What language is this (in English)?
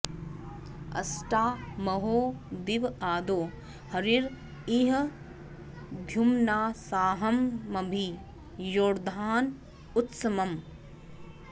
Sanskrit